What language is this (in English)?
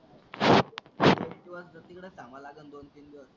Marathi